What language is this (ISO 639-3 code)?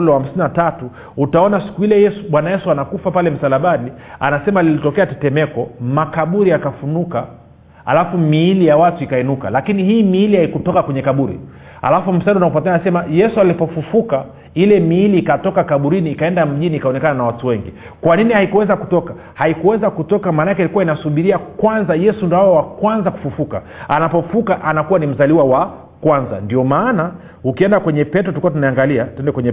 swa